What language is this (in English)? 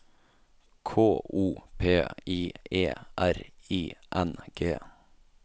Norwegian